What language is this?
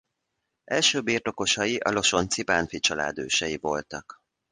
Hungarian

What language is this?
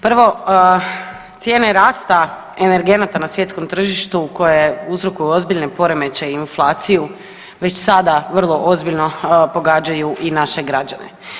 Croatian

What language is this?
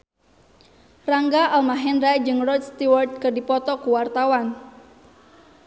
Sundanese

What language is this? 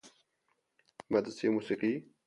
Persian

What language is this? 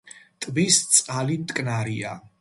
Georgian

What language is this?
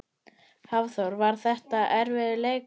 Icelandic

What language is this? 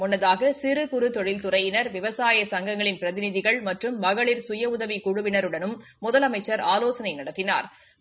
Tamil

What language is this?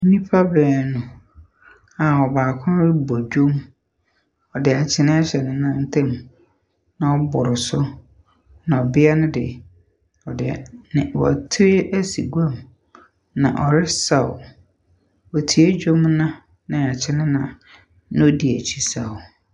Akan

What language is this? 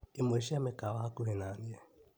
Kikuyu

